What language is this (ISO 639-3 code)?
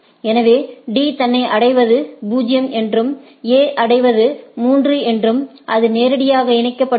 tam